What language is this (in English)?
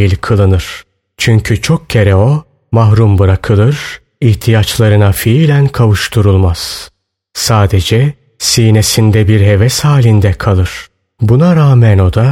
Turkish